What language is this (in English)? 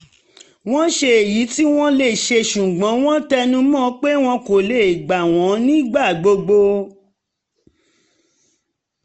Yoruba